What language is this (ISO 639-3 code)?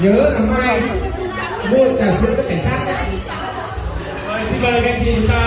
vie